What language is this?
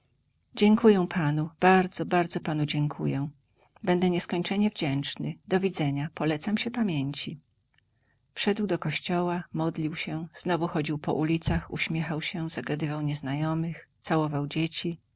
Polish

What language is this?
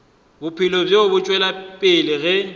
Northern Sotho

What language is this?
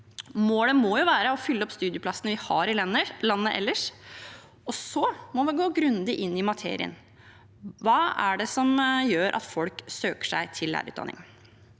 Norwegian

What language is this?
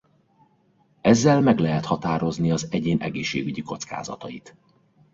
Hungarian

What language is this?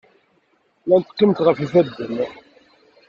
Kabyle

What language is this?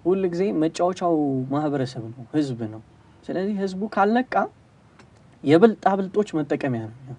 Arabic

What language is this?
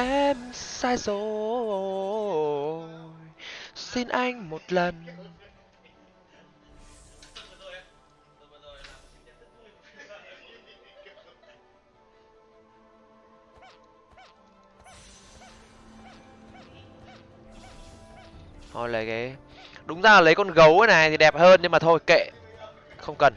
Vietnamese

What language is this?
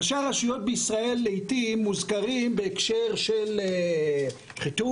Hebrew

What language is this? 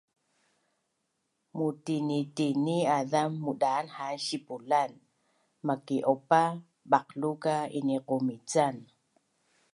Bunun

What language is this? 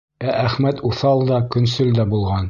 Bashkir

